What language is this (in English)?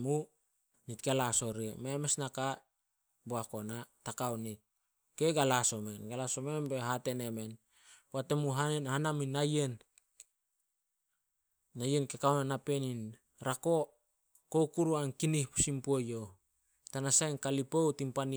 Solos